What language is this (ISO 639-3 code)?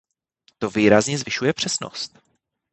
ces